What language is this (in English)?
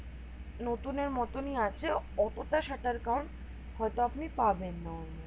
Bangla